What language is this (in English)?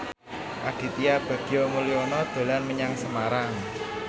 Javanese